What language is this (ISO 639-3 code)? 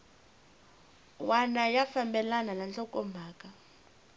tso